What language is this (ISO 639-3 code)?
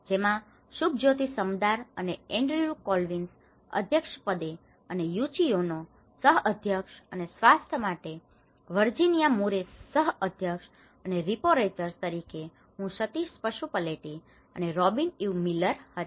guj